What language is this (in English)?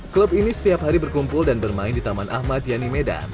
Indonesian